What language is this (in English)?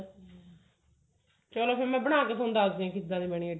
Punjabi